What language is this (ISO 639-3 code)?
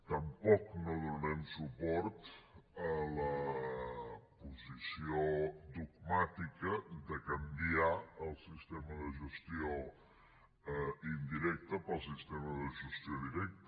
cat